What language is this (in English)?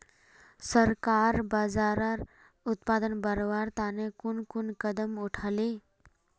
Magahi